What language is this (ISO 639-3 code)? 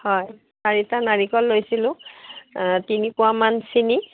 asm